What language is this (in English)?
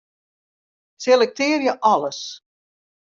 Western Frisian